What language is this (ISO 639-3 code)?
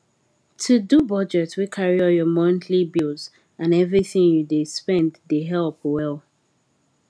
pcm